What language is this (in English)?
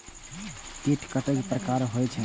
Maithili